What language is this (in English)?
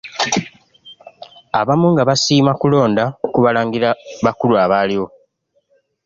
Ganda